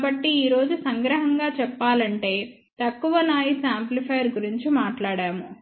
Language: Telugu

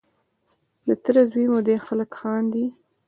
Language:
Pashto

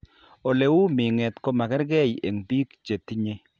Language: Kalenjin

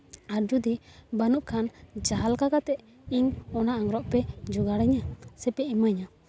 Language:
Santali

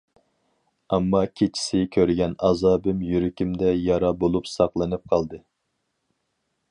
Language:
Uyghur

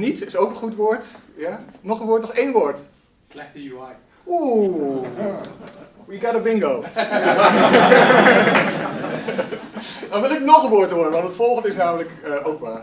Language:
Dutch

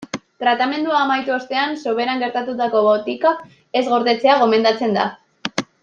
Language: Basque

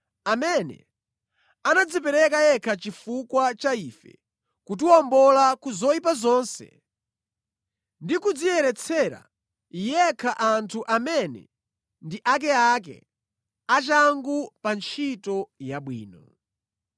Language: Nyanja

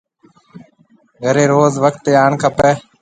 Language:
Marwari (Pakistan)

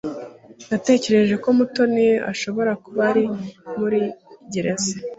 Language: Kinyarwanda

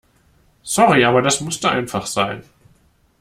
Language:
German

